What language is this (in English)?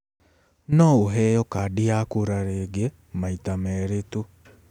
Kikuyu